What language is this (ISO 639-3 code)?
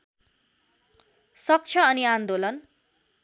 nep